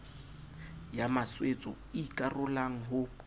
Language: Southern Sotho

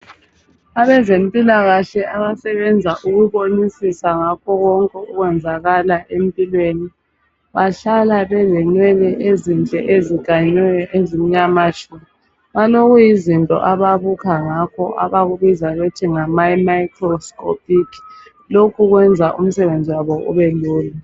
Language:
North Ndebele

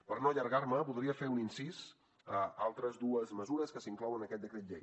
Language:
Catalan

